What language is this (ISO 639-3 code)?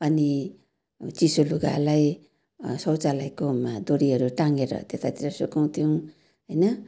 nep